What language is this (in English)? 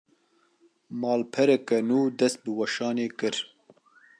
Kurdish